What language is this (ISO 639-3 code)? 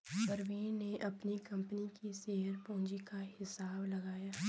hin